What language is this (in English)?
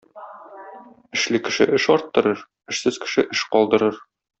Tatar